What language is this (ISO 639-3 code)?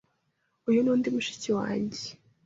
kin